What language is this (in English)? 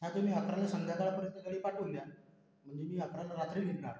Marathi